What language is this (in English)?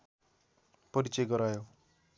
Nepali